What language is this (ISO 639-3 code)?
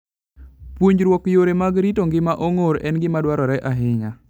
luo